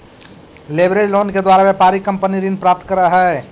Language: Magahi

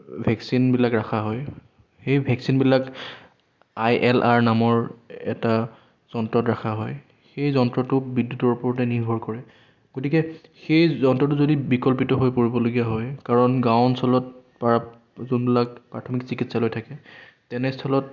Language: Assamese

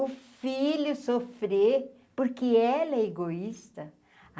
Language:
Portuguese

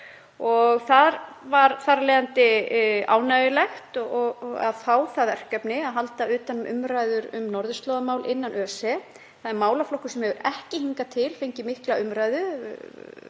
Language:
Icelandic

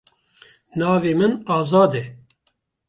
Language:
Kurdish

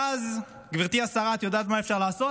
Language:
Hebrew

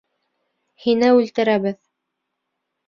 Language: Bashkir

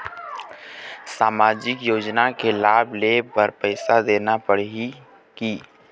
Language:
Chhattisgarhi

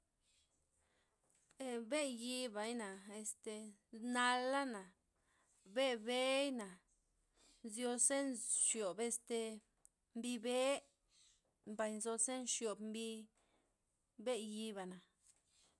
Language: Loxicha Zapotec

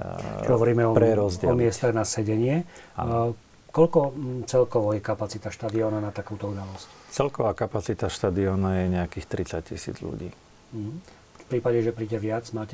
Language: Slovak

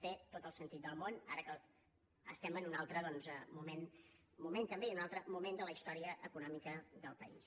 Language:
Catalan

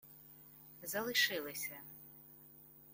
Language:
Ukrainian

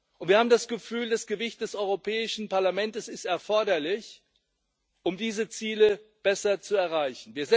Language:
German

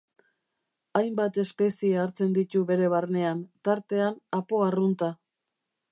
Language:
Basque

